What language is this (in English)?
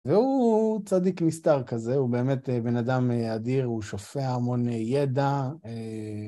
Hebrew